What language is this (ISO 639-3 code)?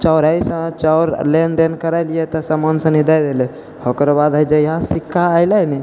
mai